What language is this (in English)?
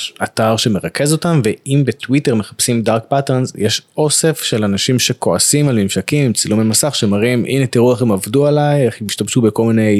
Hebrew